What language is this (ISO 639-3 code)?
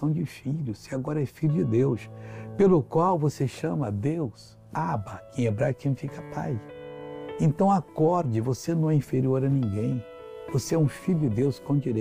por